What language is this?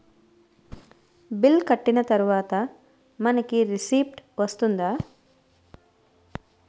Telugu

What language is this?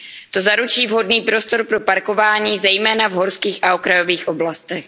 Czech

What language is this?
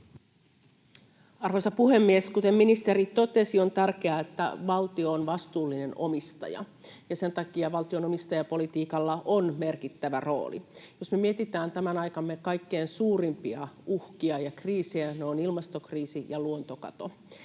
Finnish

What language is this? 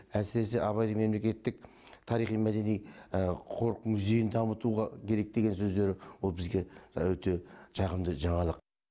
Kazakh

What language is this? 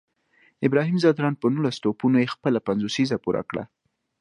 Pashto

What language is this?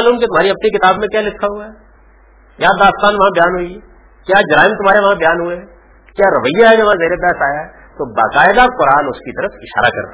Urdu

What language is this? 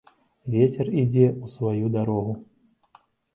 Belarusian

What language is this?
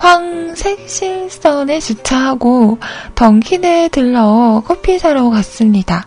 Korean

